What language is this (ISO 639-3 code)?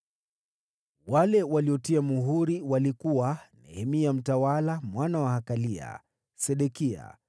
swa